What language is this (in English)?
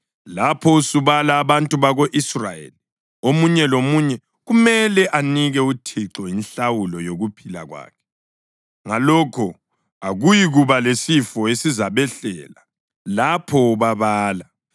North Ndebele